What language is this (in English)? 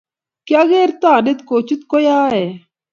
Kalenjin